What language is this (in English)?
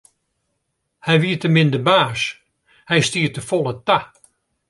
Western Frisian